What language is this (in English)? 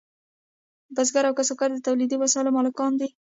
Pashto